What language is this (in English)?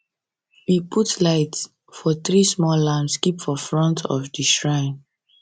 Nigerian Pidgin